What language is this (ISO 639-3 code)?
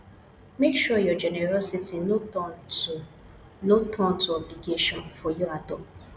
pcm